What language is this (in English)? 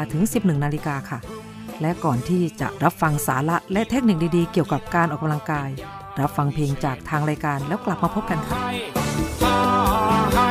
Thai